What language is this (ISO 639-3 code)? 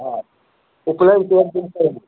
mai